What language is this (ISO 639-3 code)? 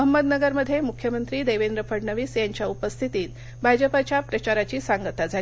mar